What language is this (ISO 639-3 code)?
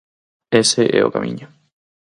glg